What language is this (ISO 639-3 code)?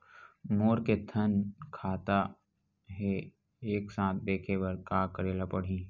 hne